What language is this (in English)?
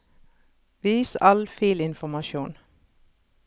Norwegian